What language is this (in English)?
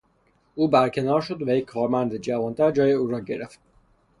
Persian